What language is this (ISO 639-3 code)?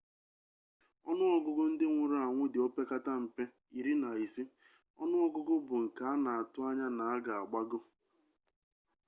ibo